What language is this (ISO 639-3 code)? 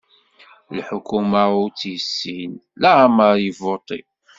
kab